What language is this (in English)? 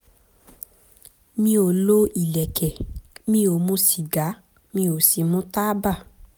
Yoruba